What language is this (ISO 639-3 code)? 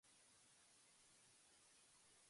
jpn